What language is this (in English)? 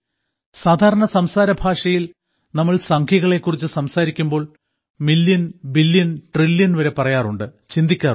Malayalam